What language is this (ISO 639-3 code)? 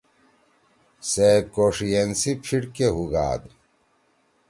trw